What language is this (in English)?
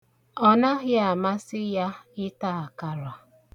Igbo